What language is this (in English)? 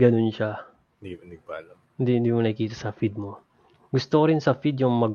Filipino